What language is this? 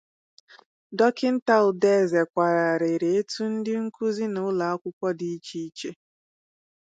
Igbo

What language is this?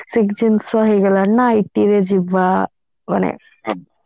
Odia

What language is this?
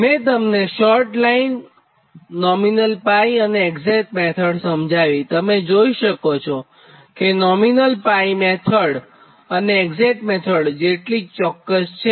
Gujarati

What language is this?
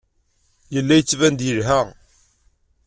Kabyle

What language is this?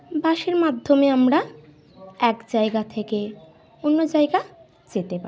Bangla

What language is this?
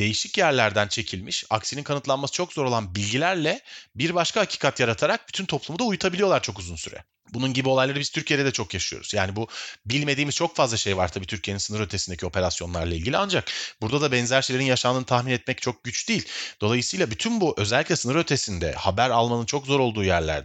Turkish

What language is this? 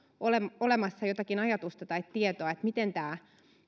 Finnish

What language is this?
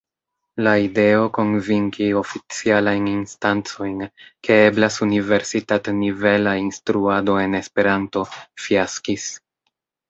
Esperanto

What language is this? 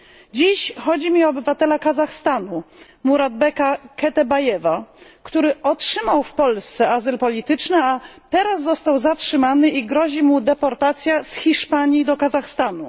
Polish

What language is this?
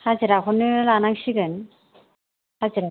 Bodo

